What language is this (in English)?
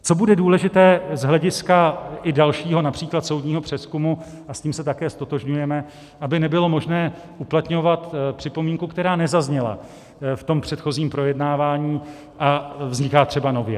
Czech